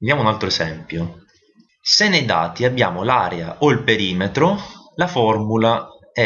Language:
Italian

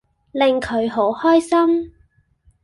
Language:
Cantonese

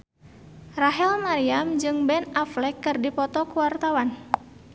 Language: Sundanese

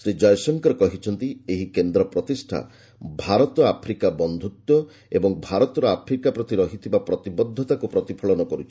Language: Odia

